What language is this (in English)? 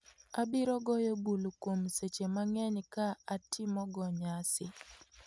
Luo (Kenya and Tanzania)